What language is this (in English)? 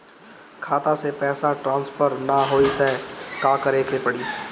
Bhojpuri